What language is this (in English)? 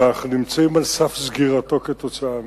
Hebrew